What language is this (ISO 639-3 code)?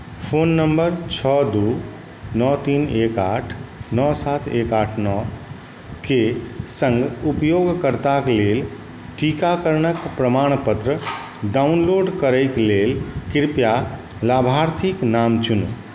mai